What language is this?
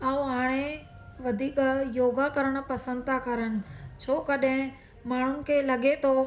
Sindhi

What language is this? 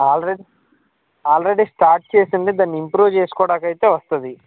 Telugu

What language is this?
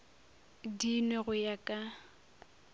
Northern Sotho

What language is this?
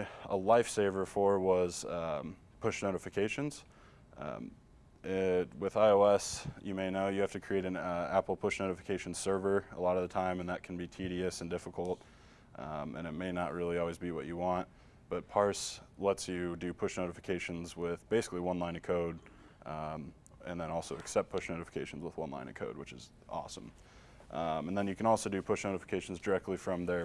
English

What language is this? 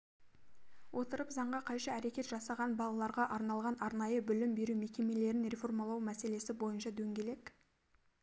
Kazakh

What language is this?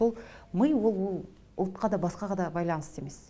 Kazakh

